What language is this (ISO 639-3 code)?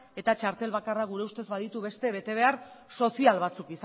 eus